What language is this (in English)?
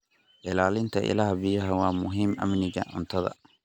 Somali